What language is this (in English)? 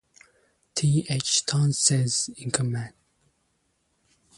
English